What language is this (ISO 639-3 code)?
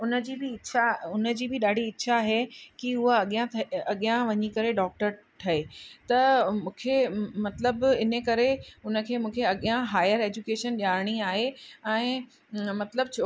snd